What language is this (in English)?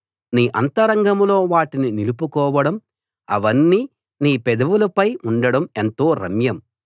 Telugu